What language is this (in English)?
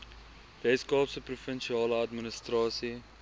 Afrikaans